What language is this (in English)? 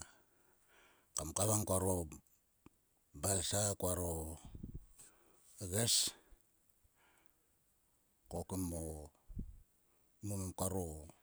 Sulka